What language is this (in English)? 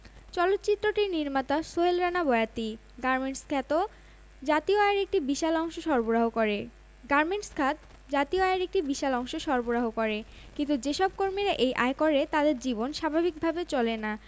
Bangla